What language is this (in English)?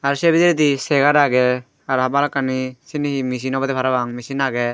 Chakma